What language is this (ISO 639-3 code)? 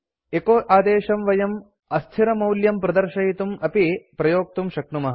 san